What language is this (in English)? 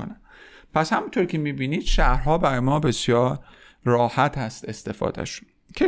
Persian